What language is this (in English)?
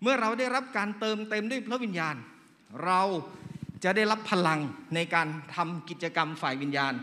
Thai